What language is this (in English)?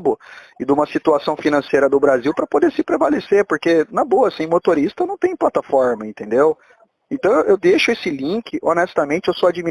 Portuguese